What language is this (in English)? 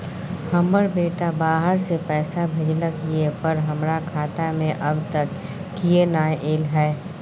Maithili